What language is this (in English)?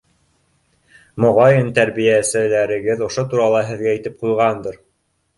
Bashkir